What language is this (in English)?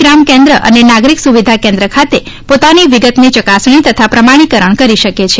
Gujarati